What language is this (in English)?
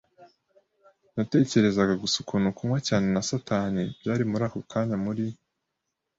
Kinyarwanda